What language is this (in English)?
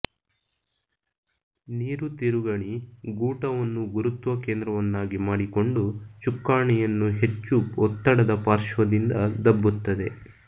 Kannada